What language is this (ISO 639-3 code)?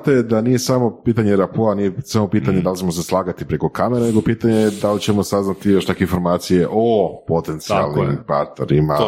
hrv